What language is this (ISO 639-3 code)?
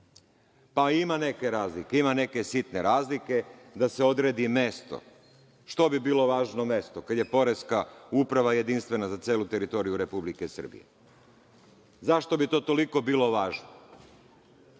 srp